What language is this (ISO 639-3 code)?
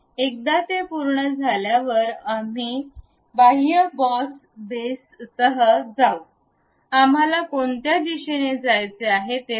mar